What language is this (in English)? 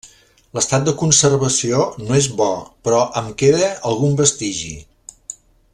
Catalan